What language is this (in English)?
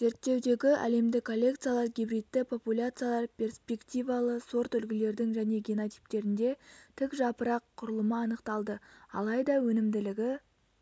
Kazakh